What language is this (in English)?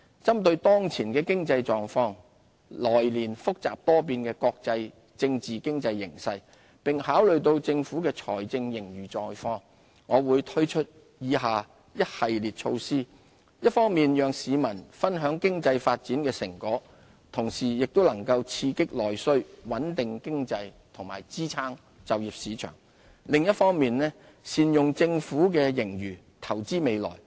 Cantonese